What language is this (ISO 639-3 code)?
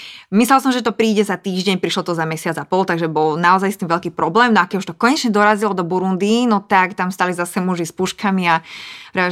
slk